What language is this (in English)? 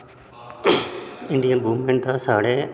Dogri